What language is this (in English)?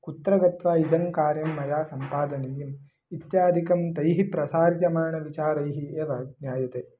Sanskrit